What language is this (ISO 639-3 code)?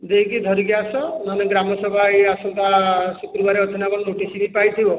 ori